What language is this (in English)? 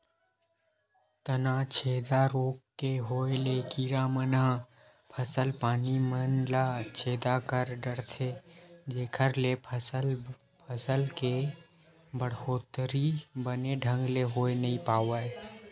Chhattisgarhi